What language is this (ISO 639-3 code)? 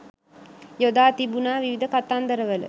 sin